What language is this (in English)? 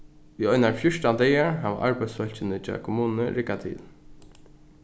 Faroese